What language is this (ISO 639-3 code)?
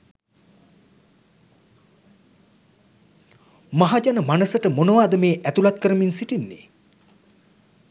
sin